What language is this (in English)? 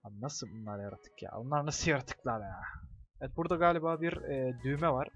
Turkish